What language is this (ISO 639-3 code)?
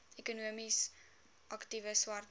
afr